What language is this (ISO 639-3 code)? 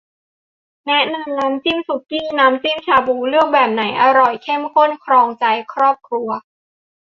tha